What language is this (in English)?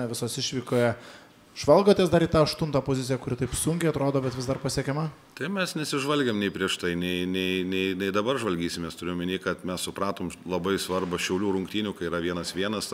Lithuanian